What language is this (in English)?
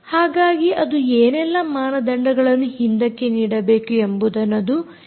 Kannada